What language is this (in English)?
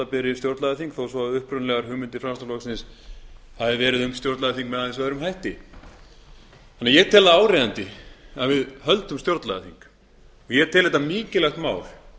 Icelandic